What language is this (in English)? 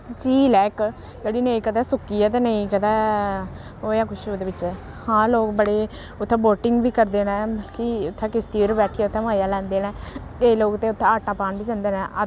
Dogri